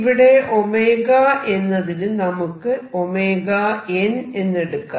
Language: Malayalam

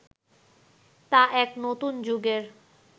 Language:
Bangla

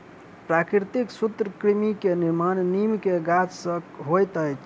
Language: Maithili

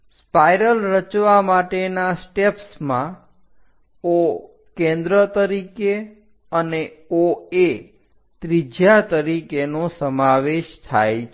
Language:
Gujarati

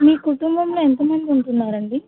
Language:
Telugu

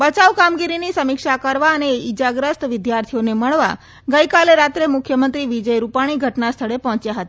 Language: Gujarati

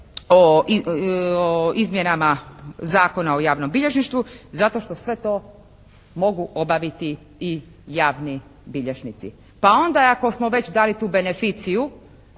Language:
Croatian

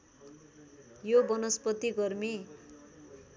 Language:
Nepali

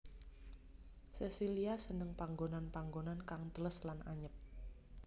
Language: Javanese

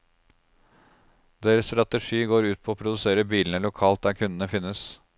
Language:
Norwegian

